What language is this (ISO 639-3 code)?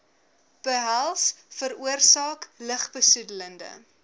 afr